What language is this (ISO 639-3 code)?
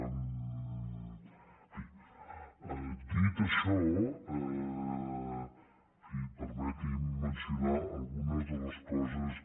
cat